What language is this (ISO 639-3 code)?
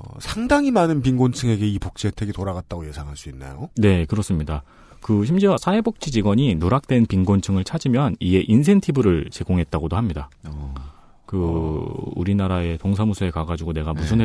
kor